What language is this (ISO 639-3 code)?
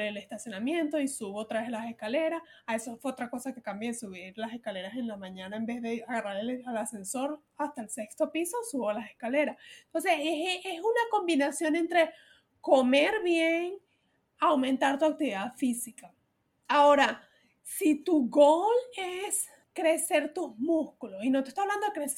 spa